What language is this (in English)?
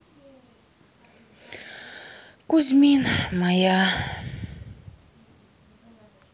Russian